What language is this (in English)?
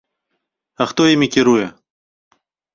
Belarusian